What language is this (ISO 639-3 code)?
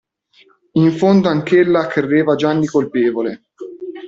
ita